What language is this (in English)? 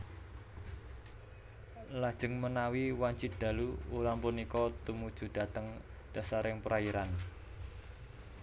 Javanese